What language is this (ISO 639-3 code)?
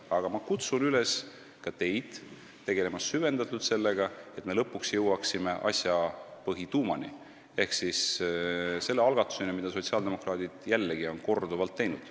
est